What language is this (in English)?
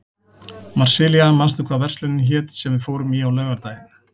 Icelandic